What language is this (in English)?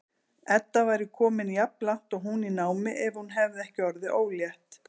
Icelandic